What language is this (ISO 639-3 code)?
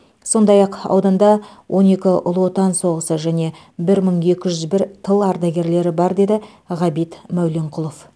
kaz